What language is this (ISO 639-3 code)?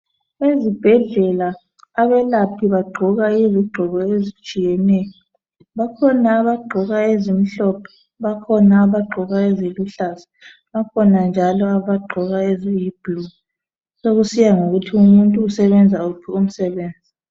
nde